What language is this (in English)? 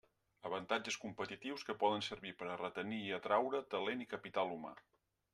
Catalan